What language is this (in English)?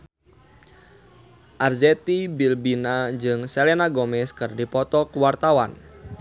Sundanese